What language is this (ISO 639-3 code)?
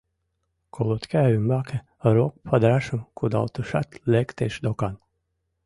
chm